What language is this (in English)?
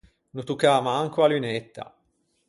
Ligurian